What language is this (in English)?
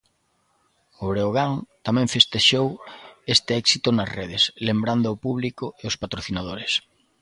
Galician